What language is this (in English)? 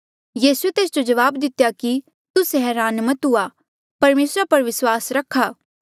Mandeali